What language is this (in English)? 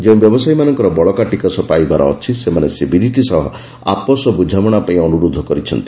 Odia